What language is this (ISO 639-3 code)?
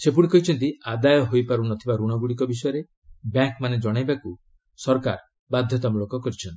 ori